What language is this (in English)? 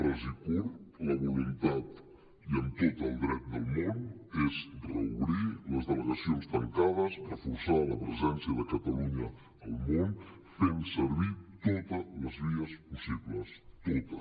Catalan